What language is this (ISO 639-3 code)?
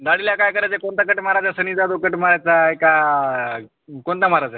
mar